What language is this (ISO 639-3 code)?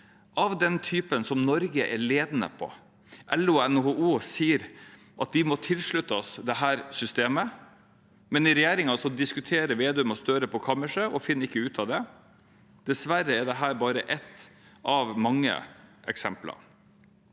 nor